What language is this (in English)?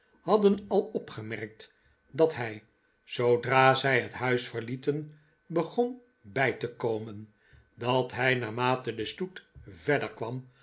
Dutch